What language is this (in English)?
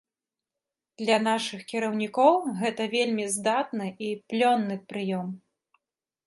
Belarusian